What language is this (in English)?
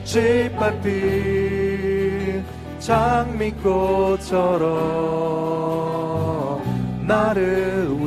Korean